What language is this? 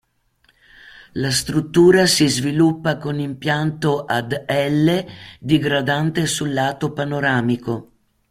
Italian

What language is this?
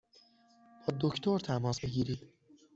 Persian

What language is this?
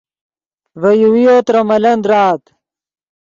Yidgha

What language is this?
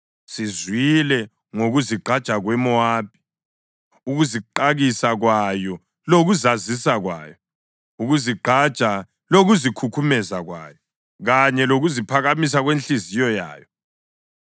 North Ndebele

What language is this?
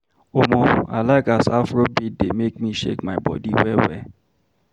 Nigerian Pidgin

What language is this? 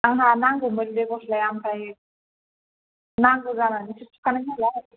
Bodo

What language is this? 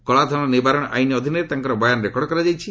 Odia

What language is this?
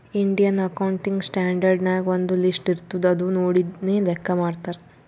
Kannada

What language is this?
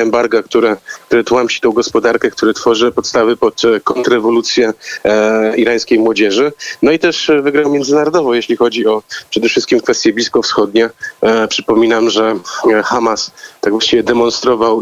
Polish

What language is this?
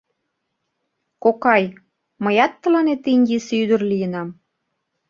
Mari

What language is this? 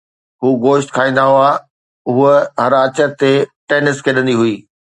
Sindhi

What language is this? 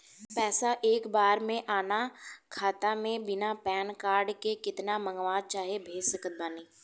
Bhojpuri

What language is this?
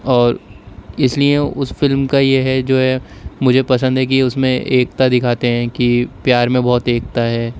Urdu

